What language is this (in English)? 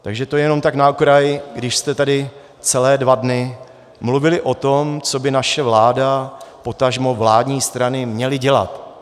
Czech